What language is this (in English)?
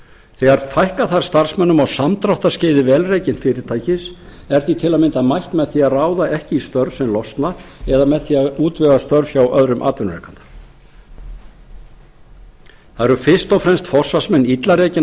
Icelandic